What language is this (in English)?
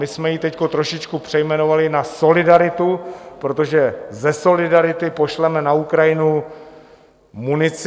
Czech